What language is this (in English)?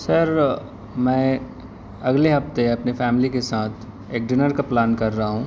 Urdu